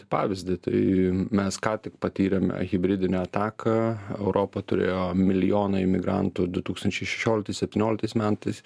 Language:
Lithuanian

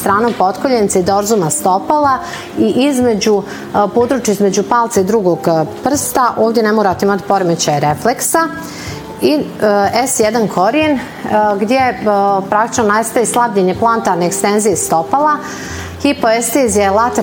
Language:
Croatian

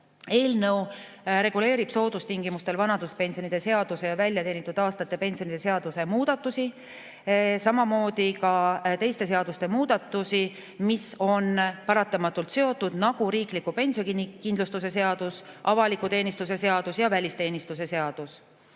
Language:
Estonian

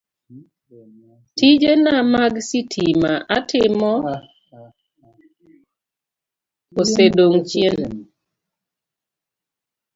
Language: Luo (Kenya and Tanzania)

